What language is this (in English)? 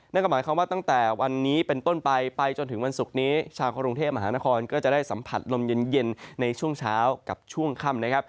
Thai